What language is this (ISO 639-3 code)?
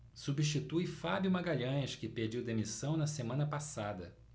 por